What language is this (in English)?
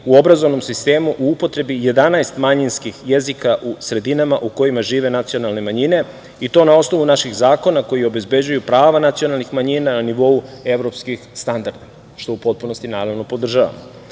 Serbian